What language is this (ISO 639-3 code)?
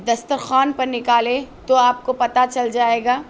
urd